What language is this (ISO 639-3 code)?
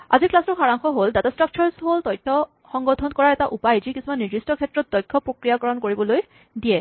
asm